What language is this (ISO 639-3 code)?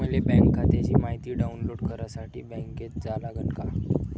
mar